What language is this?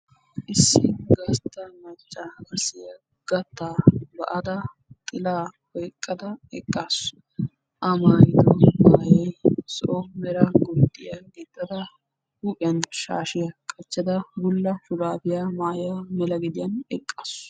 Wolaytta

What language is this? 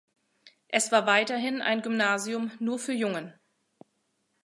German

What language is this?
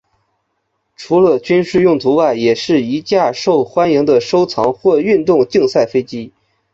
Chinese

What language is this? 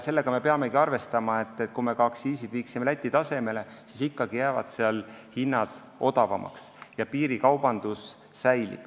Estonian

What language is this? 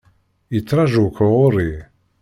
Kabyle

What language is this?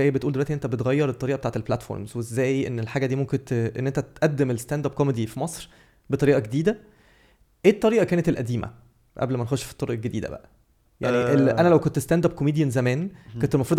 Arabic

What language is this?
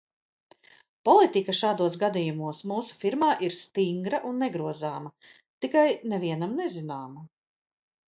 Latvian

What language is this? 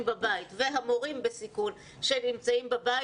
Hebrew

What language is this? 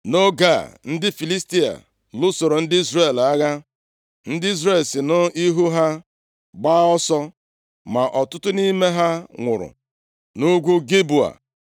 Igbo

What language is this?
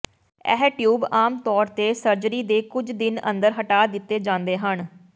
Punjabi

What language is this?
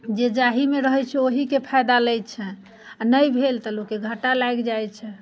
Maithili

